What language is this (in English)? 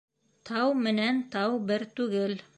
Bashkir